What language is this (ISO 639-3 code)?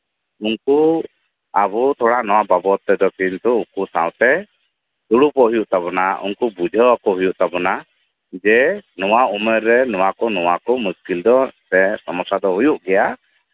sat